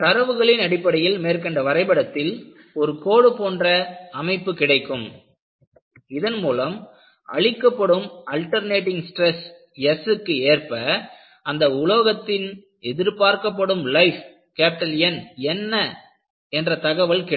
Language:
Tamil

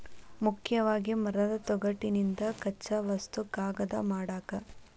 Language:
Kannada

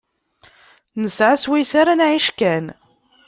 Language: Kabyle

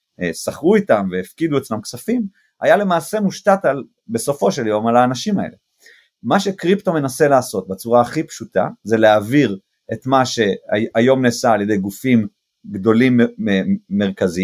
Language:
Hebrew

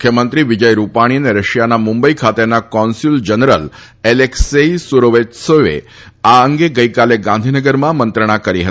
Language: Gujarati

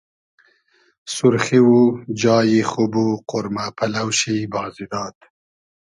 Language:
Hazaragi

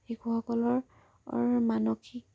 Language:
Assamese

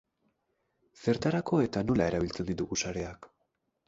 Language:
Basque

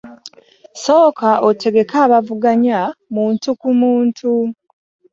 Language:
Ganda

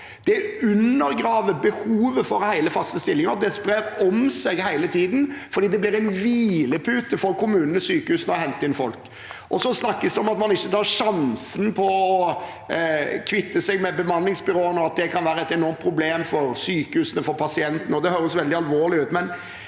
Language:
Norwegian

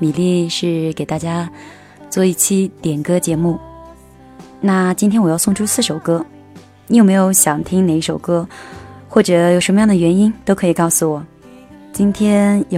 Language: Chinese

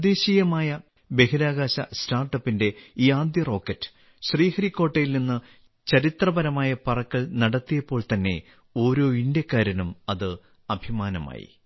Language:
Malayalam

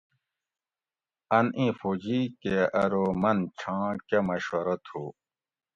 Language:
Gawri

